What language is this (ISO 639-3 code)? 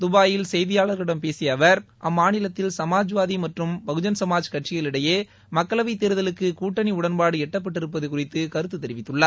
tam